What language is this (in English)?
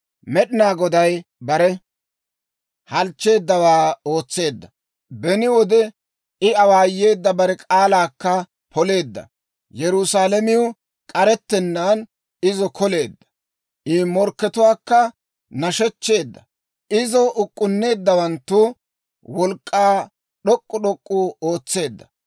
Dawro